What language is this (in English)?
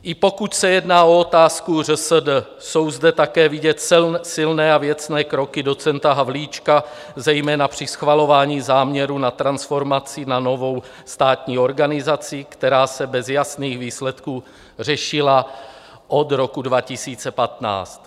Czech